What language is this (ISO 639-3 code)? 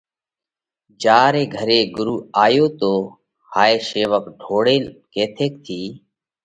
kvx